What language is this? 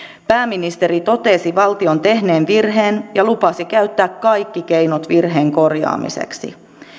Finnish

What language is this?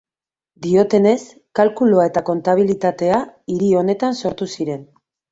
Basque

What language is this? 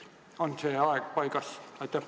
Estonian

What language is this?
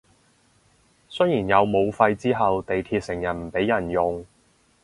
Cantonese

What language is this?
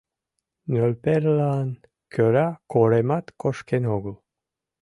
Mari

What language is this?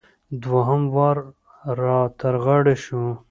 Pashto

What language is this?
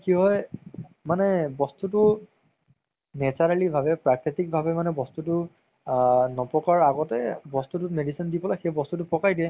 Assamese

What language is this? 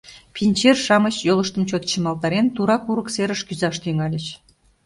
Mari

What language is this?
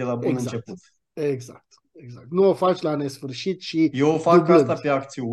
Romanian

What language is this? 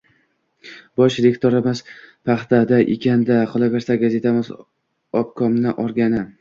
Uzbek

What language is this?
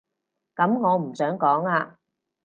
Cantonese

